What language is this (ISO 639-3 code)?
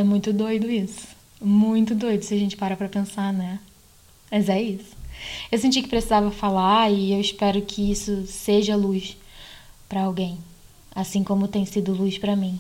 por